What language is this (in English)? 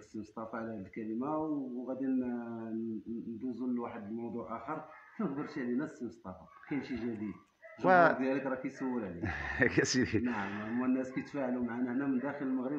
Arabic